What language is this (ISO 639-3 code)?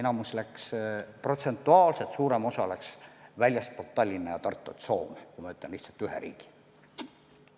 est